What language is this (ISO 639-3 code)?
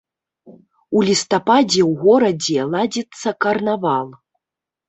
bel